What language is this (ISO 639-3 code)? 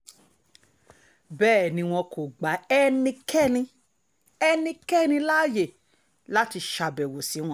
yor